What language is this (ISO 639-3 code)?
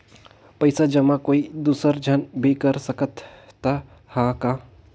hne